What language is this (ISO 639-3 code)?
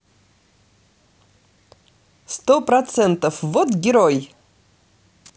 rus